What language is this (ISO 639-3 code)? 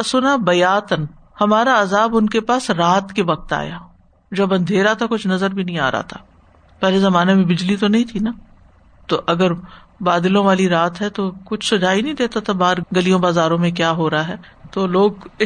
urd